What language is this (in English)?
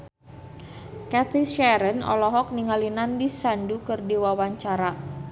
Sundanese